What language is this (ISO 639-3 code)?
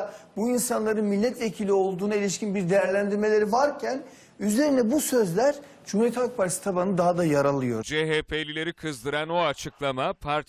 tur